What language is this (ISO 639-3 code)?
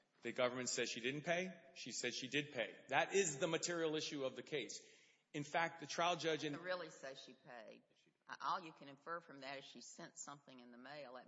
eng